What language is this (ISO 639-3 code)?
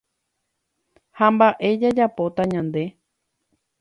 grn